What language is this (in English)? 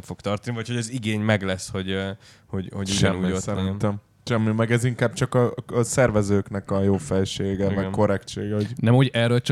Hungarian